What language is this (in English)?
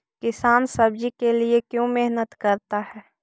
Magahi